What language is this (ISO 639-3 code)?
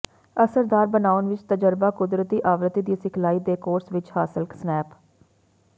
pan